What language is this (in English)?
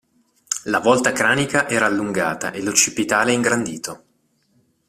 Italian